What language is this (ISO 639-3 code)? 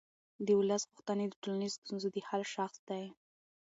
pus